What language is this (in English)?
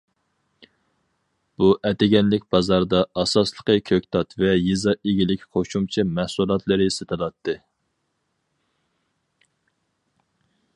Uyghur